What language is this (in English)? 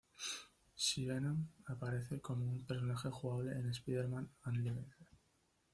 Spanish